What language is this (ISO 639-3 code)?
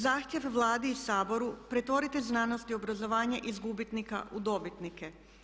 hrv